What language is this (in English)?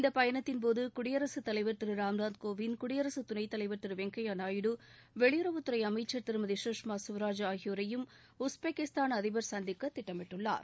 Tamil